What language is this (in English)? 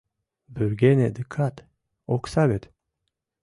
Mari